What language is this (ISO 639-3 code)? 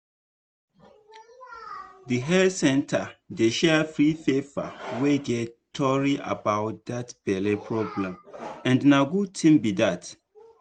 pcm